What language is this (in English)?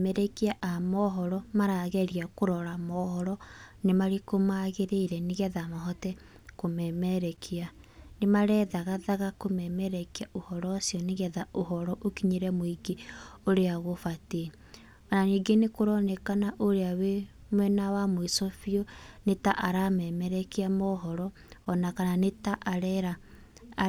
Kikuyu